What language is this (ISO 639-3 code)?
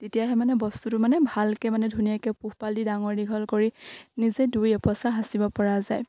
asm